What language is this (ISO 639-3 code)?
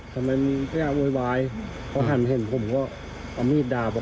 tha